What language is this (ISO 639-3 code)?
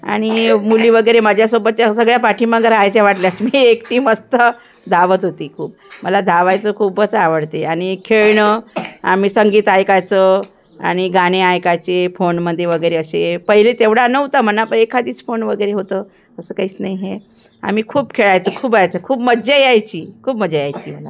mar